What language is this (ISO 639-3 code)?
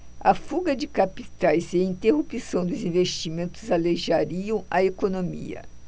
por